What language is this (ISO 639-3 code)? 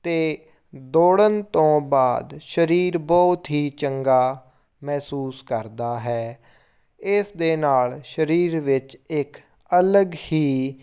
pan